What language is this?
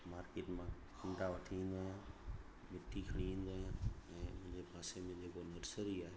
Sindhi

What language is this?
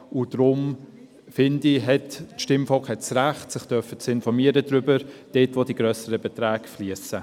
Swiss German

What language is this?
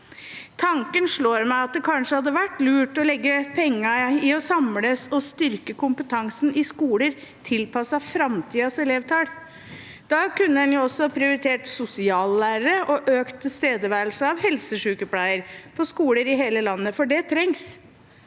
Norwegian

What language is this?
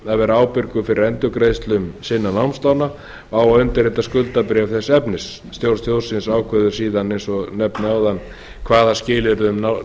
Icelandic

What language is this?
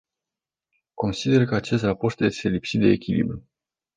Romanian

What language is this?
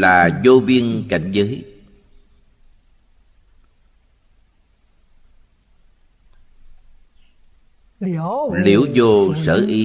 Vietnamese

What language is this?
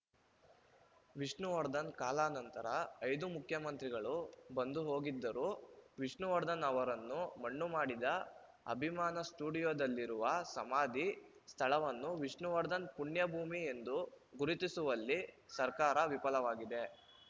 Kannada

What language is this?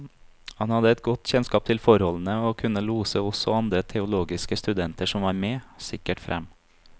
Norwegian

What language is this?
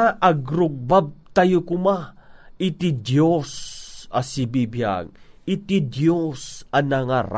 Filipino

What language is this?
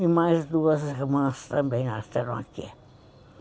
Portuguese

